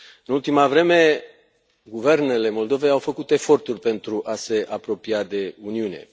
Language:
Romanian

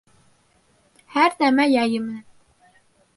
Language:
Bashkir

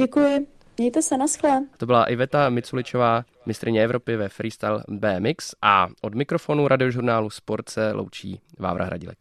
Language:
Czech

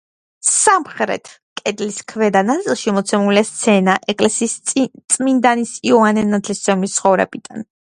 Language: Georgian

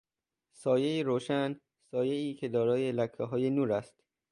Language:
Persian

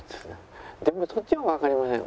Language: Japanese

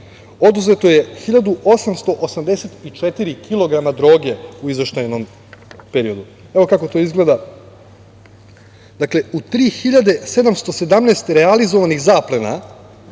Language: Serbian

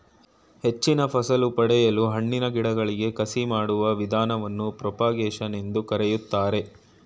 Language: Kannada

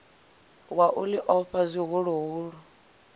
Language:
Venda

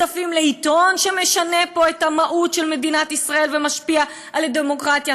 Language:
Hebrew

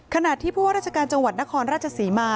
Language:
Thai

